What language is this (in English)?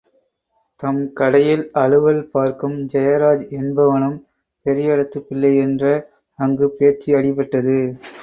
Tamil